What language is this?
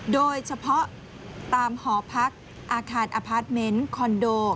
Thai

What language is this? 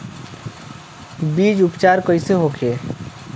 Bhojpuri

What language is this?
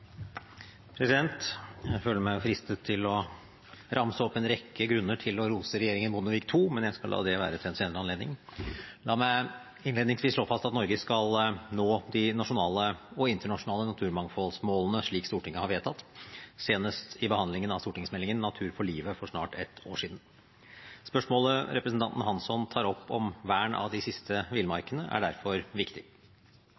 Norwegian Bokmål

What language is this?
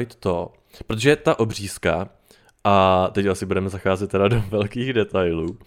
Czech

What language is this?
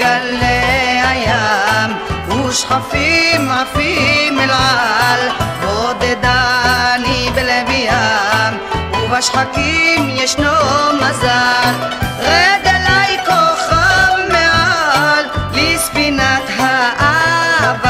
Arabic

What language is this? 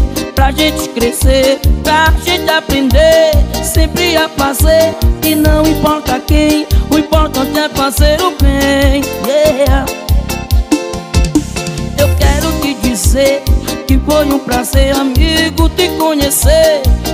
Portuguese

